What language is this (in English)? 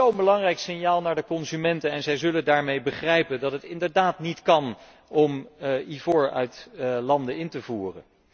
Dutch